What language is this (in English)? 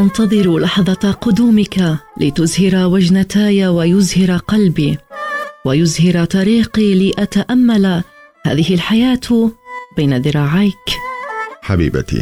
Arabic